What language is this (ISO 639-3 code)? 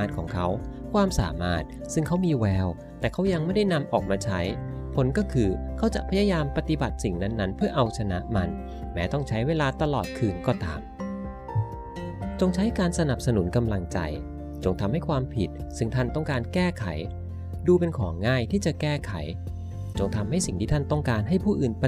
tha